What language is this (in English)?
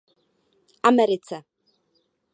Czech